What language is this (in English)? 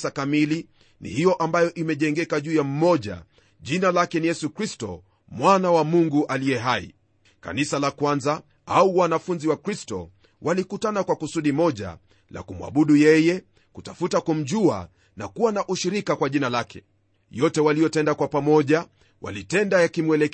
Swahili